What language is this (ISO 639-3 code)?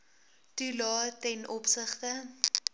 afr